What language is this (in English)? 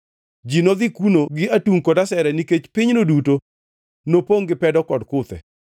Luo (Kenya and Tanzania)